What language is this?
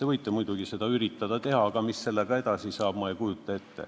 Estonian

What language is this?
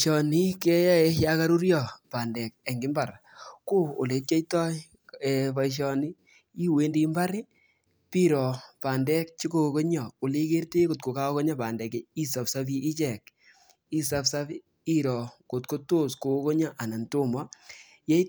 Kalenjin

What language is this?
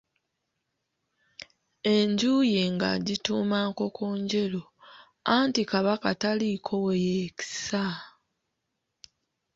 Ganda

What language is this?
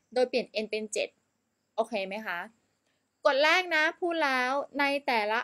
Thai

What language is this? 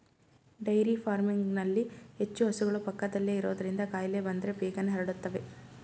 Kannada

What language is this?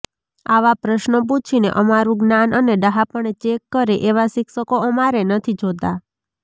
Gujarati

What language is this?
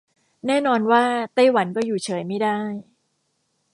Thai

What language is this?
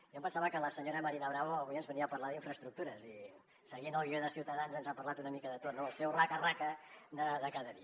Catalan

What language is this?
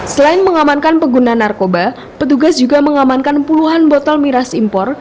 Indonesian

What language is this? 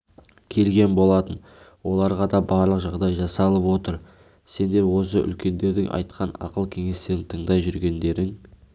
Kazakh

